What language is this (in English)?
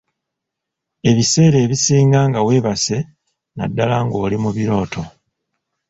Ganda